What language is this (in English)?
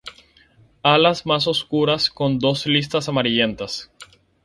Spanish